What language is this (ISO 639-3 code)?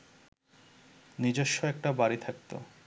ben